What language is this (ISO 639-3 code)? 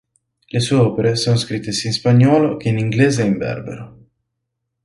ita